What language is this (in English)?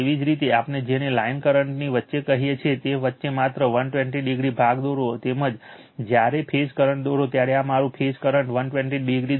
Gujarati